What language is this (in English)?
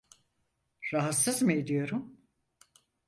Turkish